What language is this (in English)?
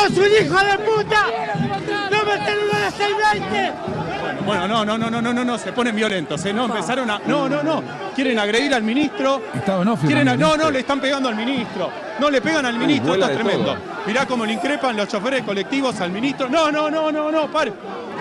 Spanish